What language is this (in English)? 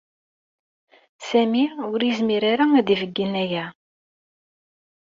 Kabyle